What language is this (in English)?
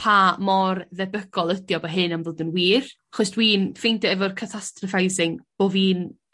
Welsh